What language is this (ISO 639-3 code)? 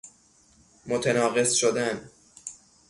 fas